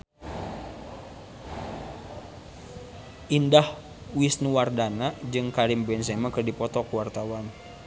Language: Sundanese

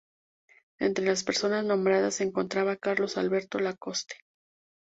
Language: Spanish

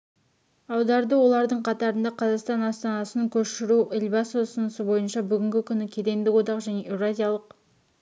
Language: Kazakh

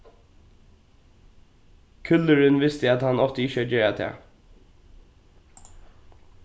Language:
Faroese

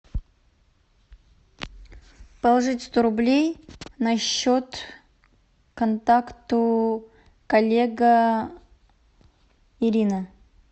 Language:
Russian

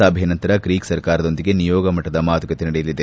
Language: Kannada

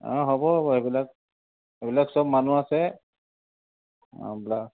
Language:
Assamese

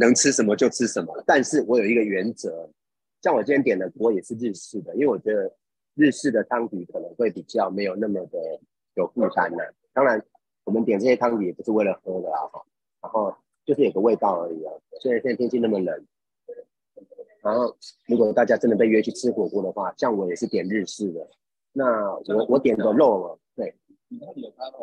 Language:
Chinese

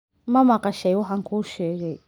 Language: Somali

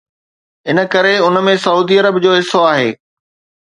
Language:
Sindhi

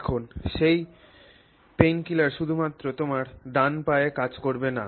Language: Bangla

